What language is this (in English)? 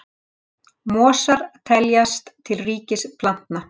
Icelandic